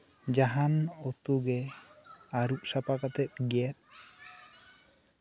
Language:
Santali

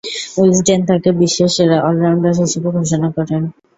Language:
Bangla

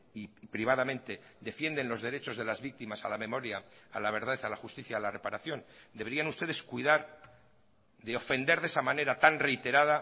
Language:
Spanish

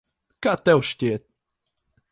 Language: Latvian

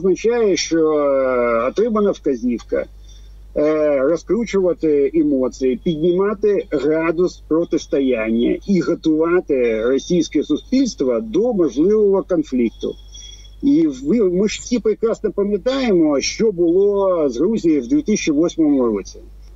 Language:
Ukrainian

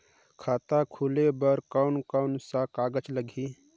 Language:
Chhattisgarhi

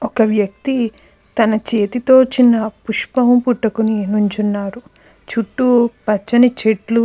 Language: Telugu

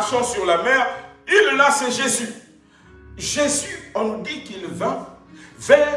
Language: French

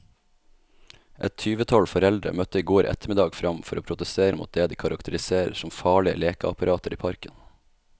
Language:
Norwegian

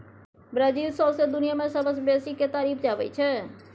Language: Maithili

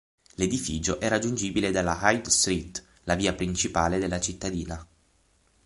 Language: Italian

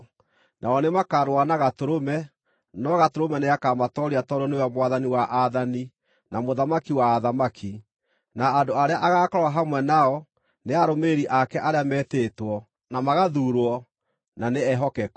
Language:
Kikuyu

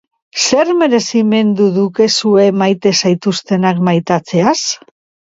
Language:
Basque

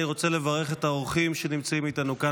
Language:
Hebrew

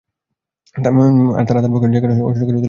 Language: Bangla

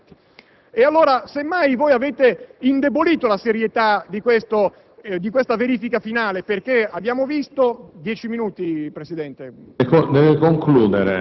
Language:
Italian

